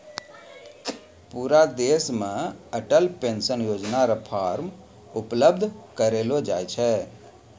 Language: Maithili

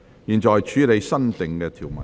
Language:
Cantonese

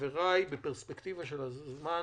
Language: Hebrew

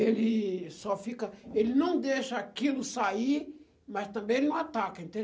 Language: Portuguese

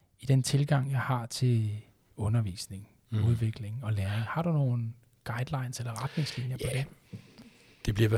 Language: Danish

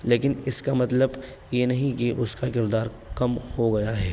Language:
Urdu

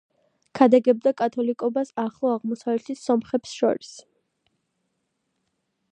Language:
Georgian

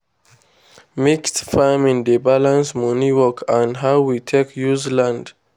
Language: Nigerian Pidgin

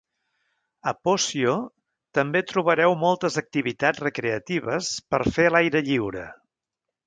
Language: Catalan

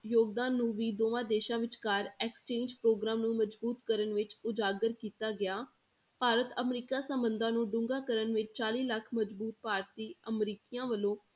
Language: Punjabi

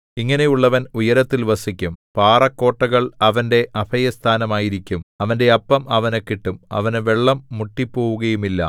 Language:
Malayalam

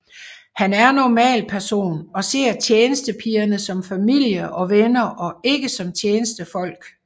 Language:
Danish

